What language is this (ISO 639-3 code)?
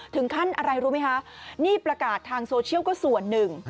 tha